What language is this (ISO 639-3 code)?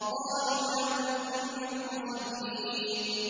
ara